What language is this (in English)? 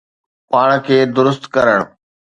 Sindhi